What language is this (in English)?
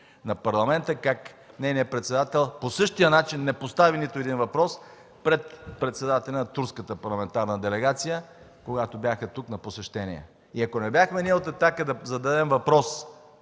Bulgarian